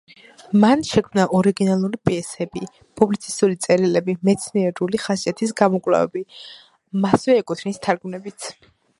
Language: Georgian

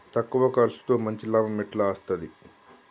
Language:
Telugu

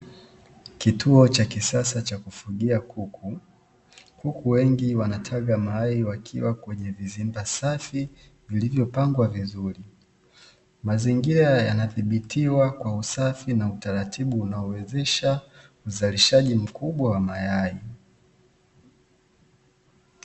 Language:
Swahili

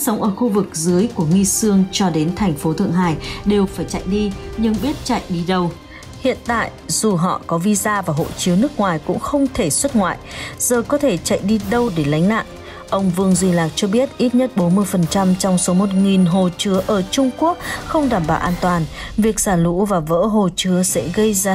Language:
Vietnamese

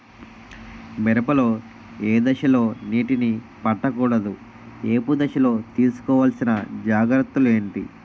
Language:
Telugu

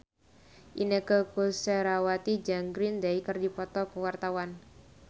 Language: Sundanese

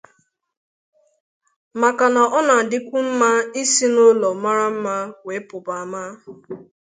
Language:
Igbo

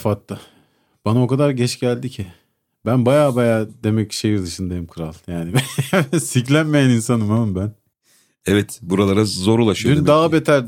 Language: Turkish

